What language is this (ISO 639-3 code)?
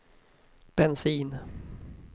swe